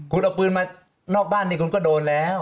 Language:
Thai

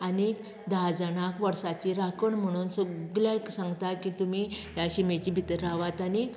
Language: Konkani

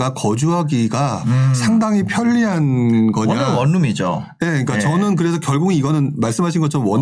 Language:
Korean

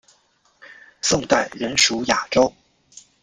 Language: Chinese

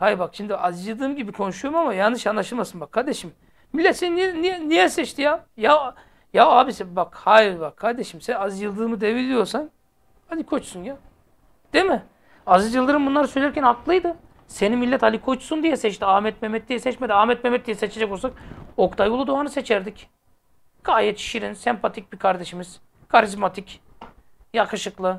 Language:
Turkish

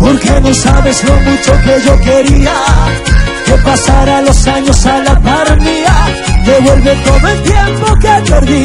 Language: Arabic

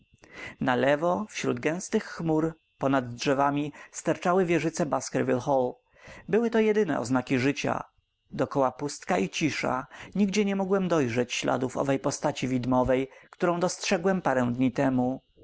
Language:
Polish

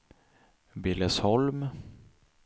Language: Swedish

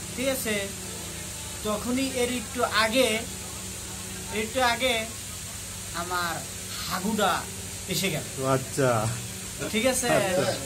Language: Bangla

